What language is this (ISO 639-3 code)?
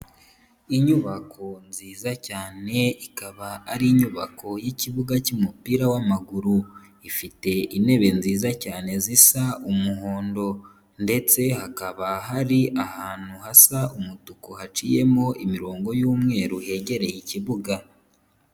kin